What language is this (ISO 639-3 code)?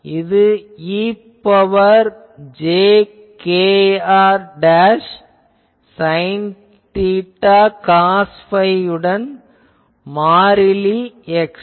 tam